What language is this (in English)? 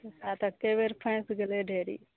Maithili